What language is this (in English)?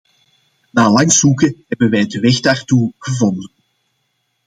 Dutch